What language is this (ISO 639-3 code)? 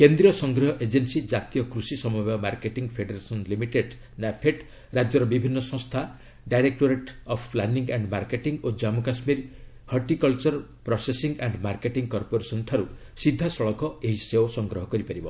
ori